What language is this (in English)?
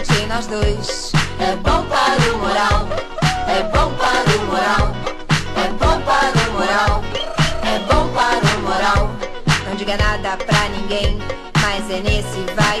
Portuguese